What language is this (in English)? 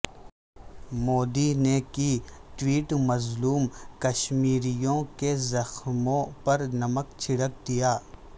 Urdu